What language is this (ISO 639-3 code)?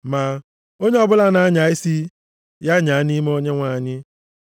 ibo